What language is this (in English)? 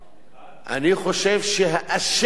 Hebrew